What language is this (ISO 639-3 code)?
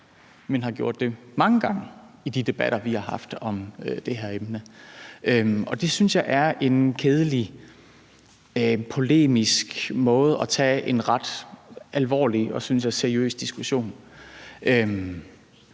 dan